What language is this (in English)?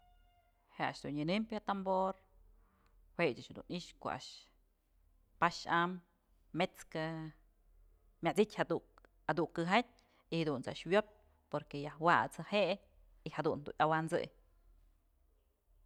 Mazatlán Mixe